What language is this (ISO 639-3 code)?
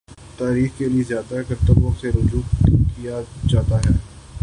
urd